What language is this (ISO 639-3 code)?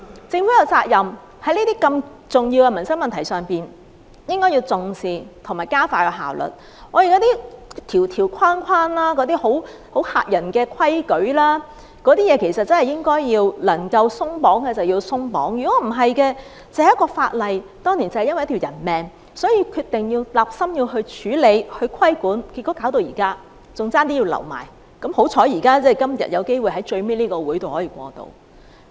yue